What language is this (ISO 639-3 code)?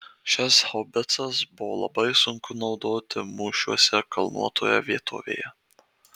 lit